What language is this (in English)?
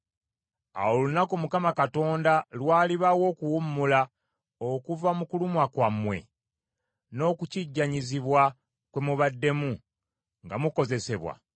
Ganda